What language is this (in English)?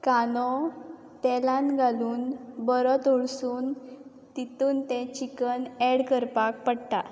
Konkani